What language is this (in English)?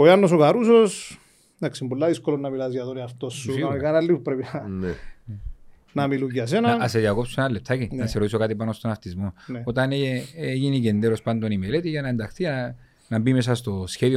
Greek